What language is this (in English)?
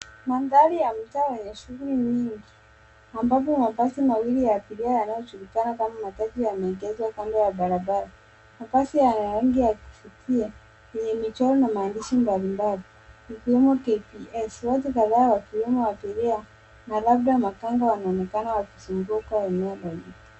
Swahili